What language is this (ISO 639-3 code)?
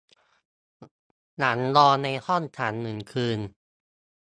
tha